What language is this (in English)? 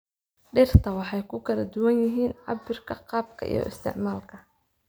Somali